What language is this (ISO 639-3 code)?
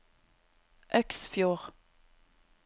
nor